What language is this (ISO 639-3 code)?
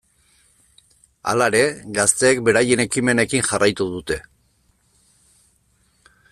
eus